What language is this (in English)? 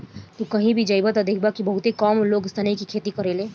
Bhojpuri